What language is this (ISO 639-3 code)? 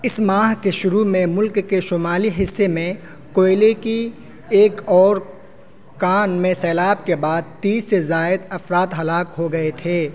urd